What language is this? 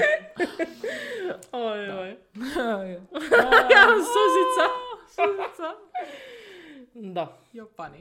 Croatian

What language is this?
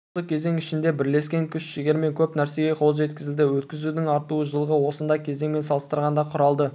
Kazakh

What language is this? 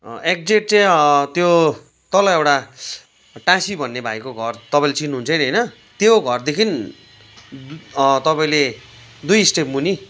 Nepali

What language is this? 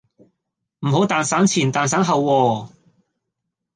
Cantonese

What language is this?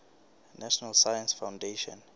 Southern Sotho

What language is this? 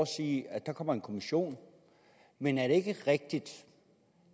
Danish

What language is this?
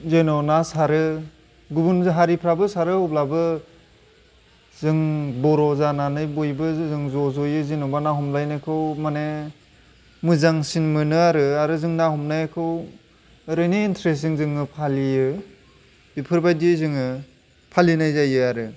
Bodo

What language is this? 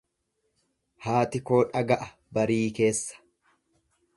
Oromo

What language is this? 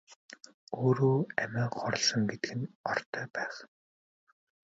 Mongolian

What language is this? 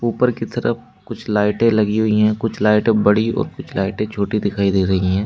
Hindi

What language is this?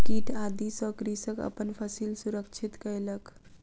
Maithili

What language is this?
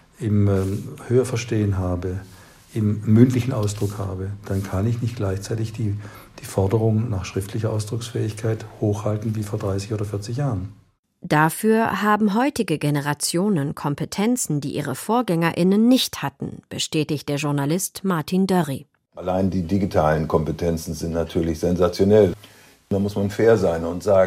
German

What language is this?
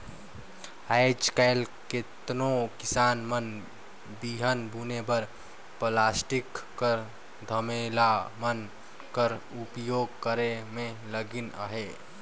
Chhattisgarhi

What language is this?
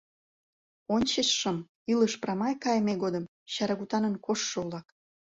Mari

